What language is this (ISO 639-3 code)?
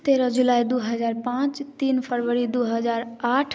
mai